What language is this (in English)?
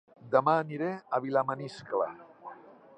Catalan